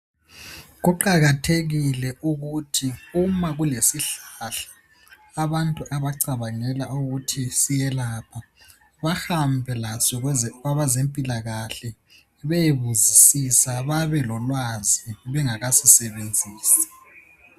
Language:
North Ndebele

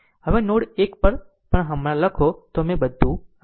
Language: Gujarati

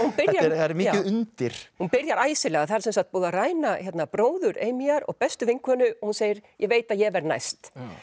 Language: Icelandic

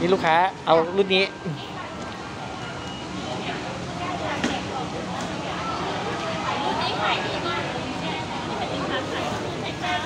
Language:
Thai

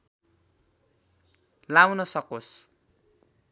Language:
Nepali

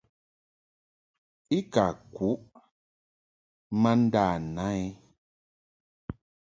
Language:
Mungaka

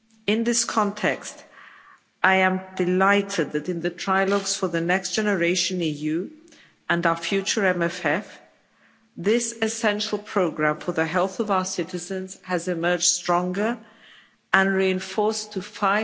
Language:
English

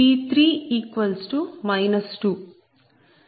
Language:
Telugu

